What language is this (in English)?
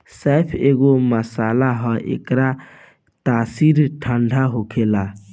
Bhojpuri